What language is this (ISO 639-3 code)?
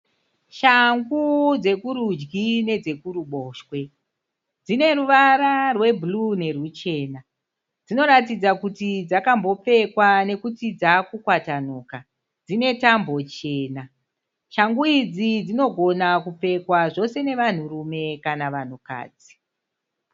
sna